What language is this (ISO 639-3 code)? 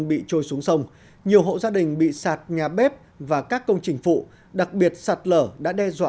vie